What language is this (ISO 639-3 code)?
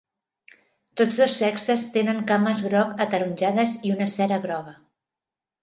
cat